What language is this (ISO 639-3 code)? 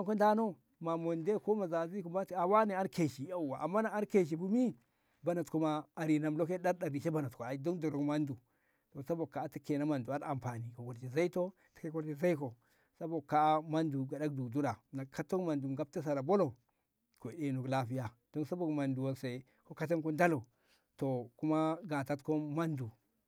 nbh